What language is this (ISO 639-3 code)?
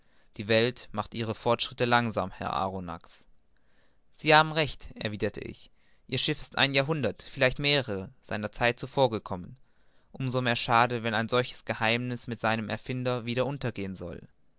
deu